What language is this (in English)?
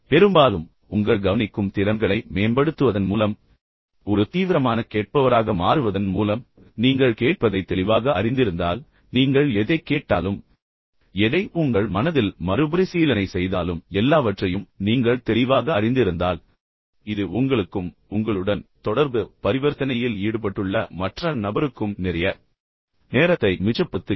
Tamil